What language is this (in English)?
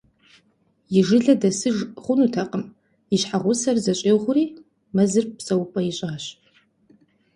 Kabardian